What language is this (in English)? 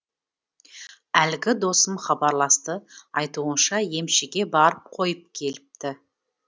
Kazakh